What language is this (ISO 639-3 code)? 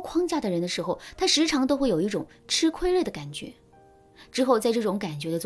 zho